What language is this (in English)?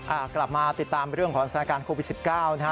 Thai